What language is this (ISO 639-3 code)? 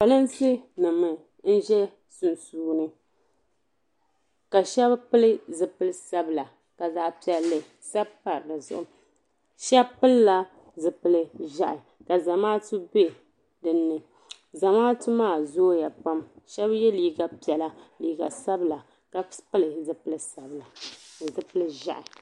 dag